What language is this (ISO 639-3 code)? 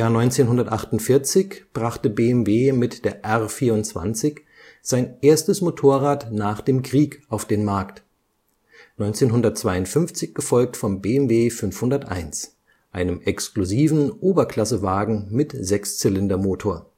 deu